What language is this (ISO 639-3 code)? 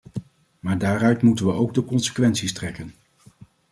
nld